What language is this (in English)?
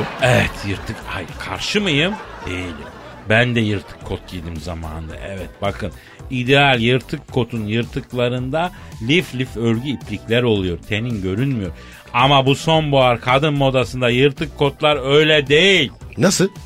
Turkish